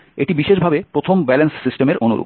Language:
Bangla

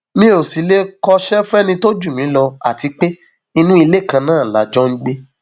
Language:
Yoruba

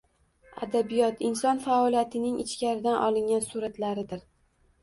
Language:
Uzbek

